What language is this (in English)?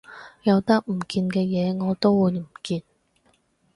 Cantonese